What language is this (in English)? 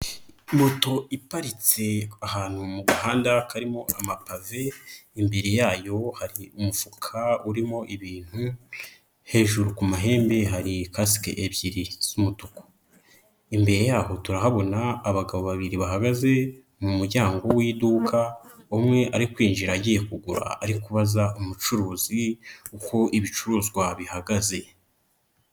Kinyarwanda